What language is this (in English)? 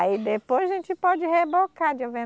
Portuguese